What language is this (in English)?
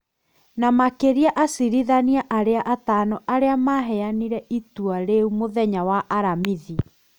Kikuyu